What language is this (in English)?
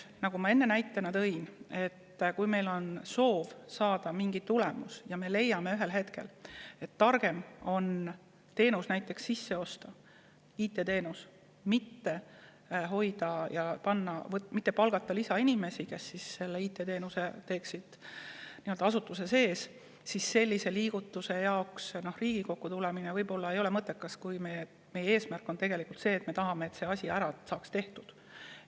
Estonian